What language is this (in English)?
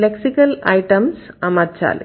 Telugu